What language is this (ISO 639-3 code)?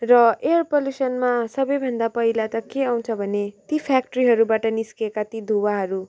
nep